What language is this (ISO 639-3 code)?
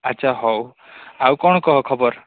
ori